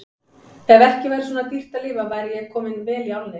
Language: Icelandic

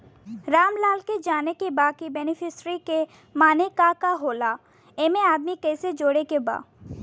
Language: Bhojpuri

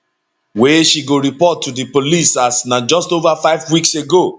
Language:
Nigerian Pidgin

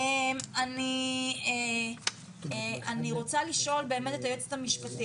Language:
Hebrew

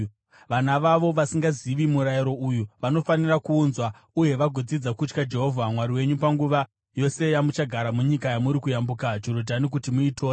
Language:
Shona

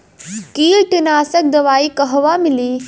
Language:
Bhojpuri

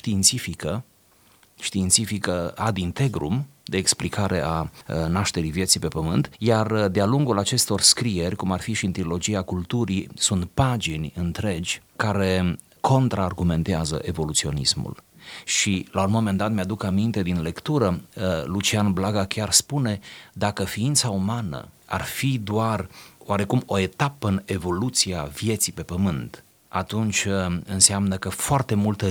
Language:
Romanian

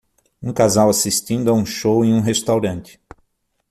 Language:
Portuguese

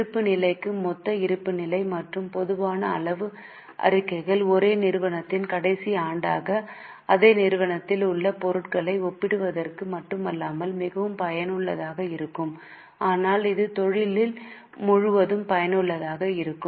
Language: Tamil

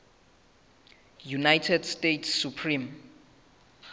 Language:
Southern Sotho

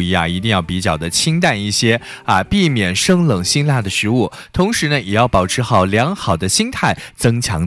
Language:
Chinese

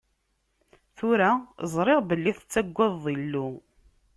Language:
Kabyle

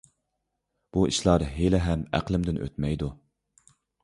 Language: Uyghur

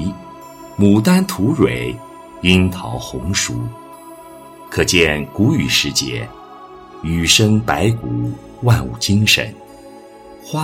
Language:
Chinese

